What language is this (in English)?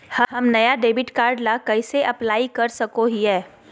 Magahi